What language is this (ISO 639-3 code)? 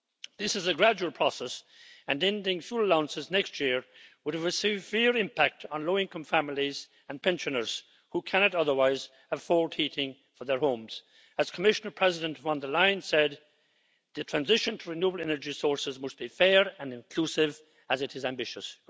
eng